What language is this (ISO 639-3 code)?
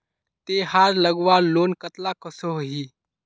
mag